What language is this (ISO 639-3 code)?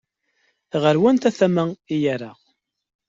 kab